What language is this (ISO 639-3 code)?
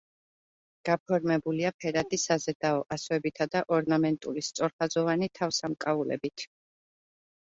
kat